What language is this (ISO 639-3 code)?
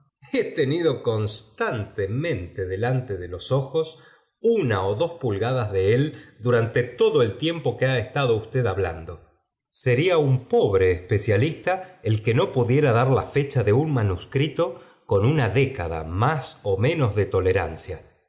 spa